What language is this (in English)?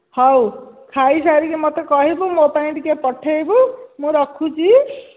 Odia